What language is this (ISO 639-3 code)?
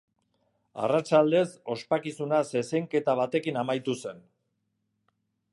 eus